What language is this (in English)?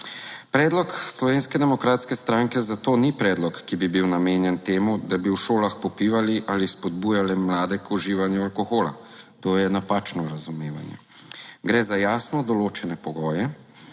Slovenian